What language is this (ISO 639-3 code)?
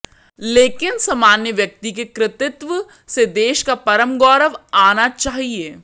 hin